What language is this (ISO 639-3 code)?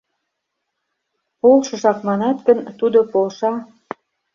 chm